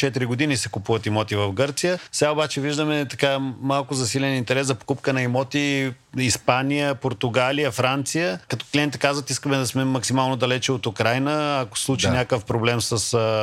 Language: Bulgarian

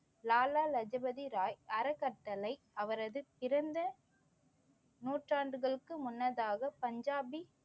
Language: Tamil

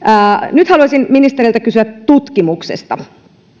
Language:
Finnish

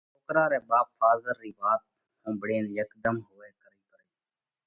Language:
Parkari Koli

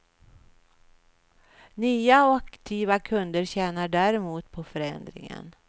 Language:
Swedish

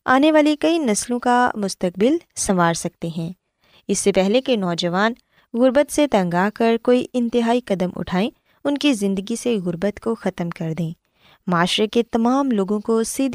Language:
Urdu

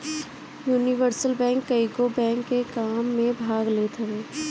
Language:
Bhojpuri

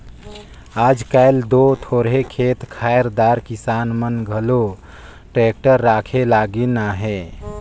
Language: Chhattisgarhi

